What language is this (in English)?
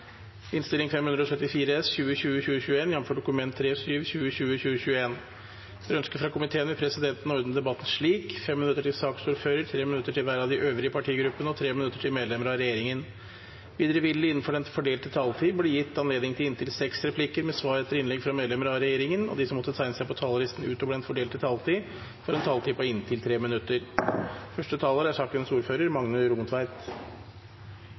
Norwegian